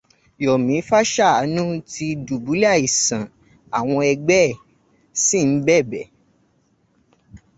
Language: Yoruba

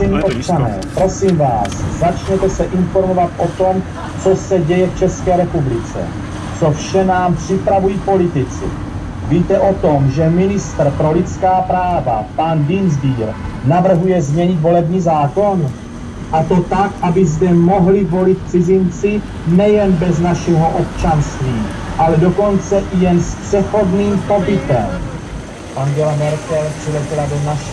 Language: Czech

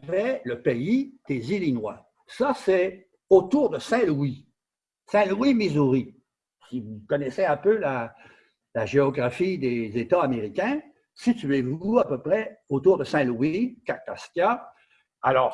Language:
French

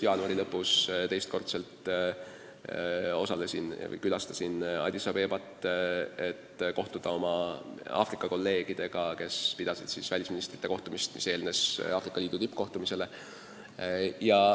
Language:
Estonian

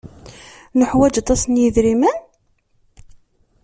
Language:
Kabyle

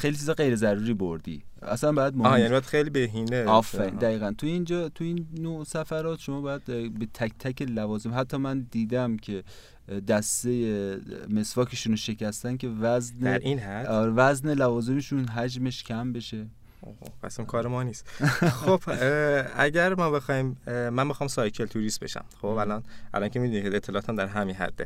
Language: Persian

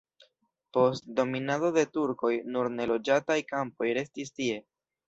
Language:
Esperanto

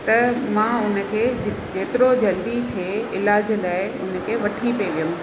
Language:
Sindhi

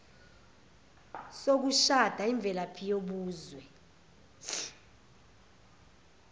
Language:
Zulu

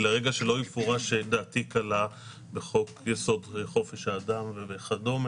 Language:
Hebrew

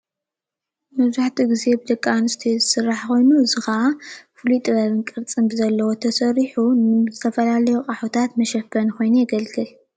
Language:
Tigrinya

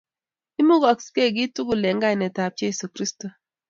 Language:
Kalenjin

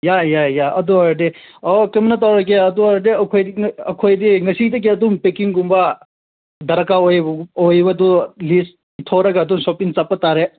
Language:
Manipuri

